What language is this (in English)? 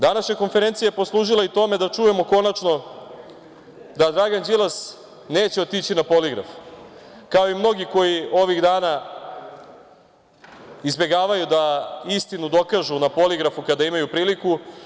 Serbian